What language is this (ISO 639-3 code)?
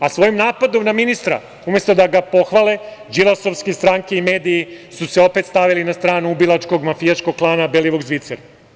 srp